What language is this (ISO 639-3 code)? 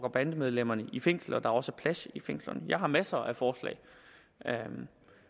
dan